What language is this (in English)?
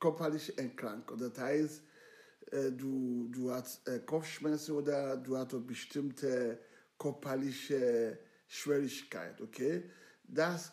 German